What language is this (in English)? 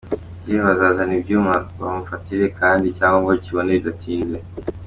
Kinyarwanda